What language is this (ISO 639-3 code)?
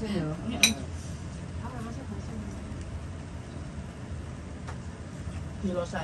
ind